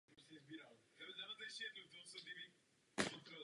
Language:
Czech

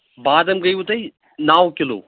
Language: Kashmiri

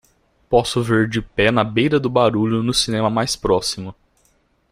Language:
Portuguese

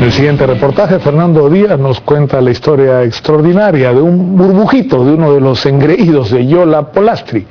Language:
Spanish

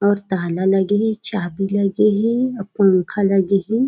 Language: Chhattisgarhi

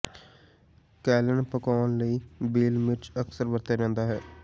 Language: Punjabi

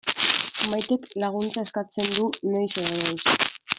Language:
Basque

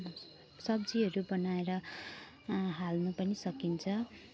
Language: Nepali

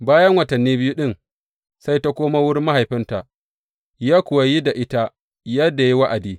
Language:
Hausa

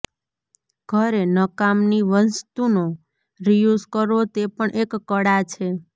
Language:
Gujarati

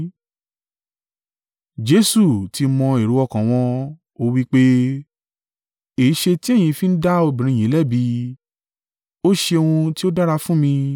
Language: Yoruba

